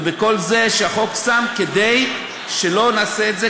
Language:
Hebrew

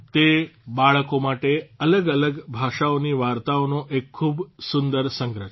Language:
Gujarati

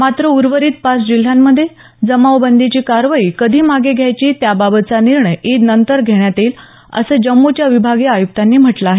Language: Marathi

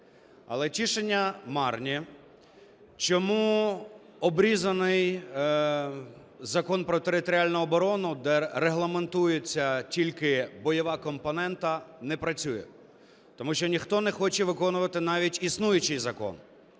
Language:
Ukrainian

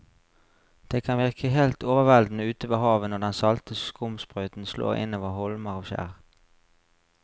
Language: Norwegian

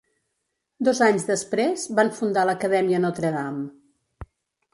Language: Catalan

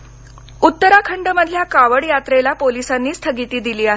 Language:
Marathi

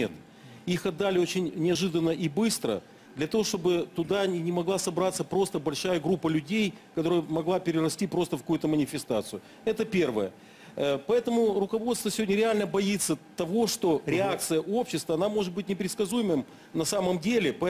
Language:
Russian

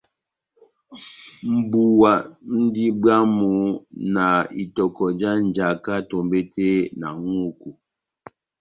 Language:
Batanga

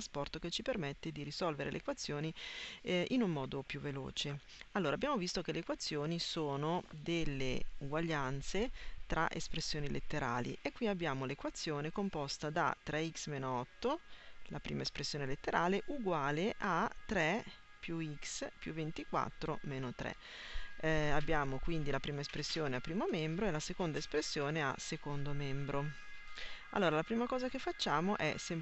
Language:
Italian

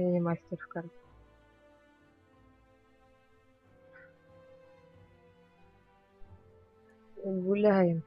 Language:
Russian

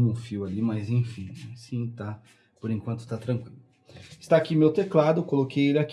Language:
Portuguese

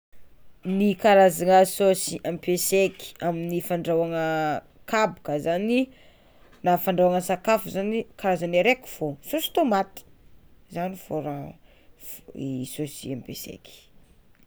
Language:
Tsimihety Malagasy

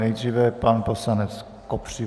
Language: Czech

